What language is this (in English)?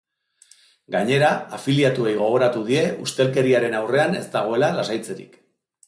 Basque